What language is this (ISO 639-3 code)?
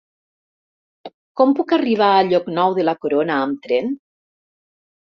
cat